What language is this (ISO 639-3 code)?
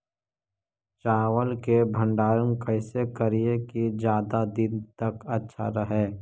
mag